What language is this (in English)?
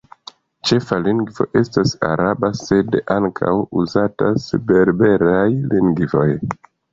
Esperanto